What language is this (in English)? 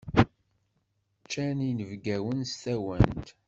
Kabyle